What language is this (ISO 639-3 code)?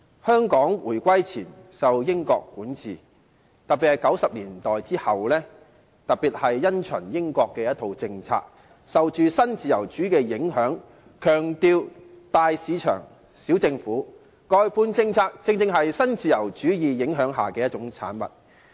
yue